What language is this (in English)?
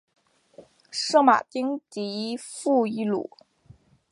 Chinese